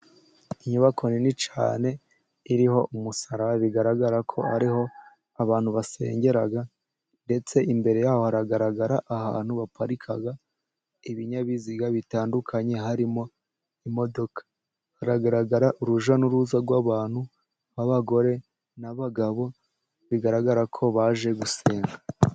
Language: Kinyarwanda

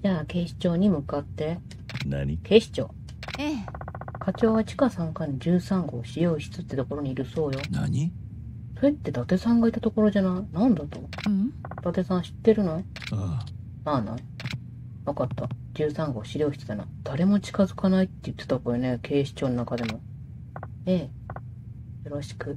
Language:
Japanese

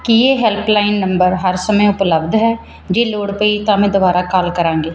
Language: Punjabi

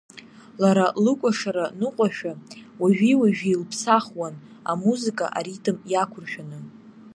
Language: Abkhazian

